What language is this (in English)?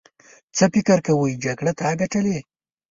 Pashto